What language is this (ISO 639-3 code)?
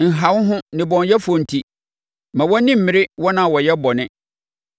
aka